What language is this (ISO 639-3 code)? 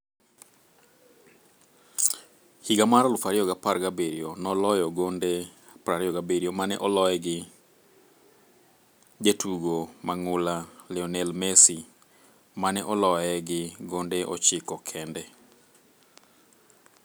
luo